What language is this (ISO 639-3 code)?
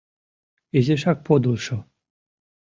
chm